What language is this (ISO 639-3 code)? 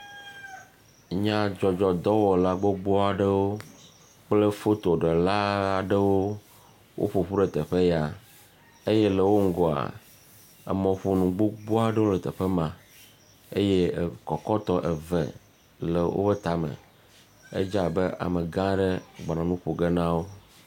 ewe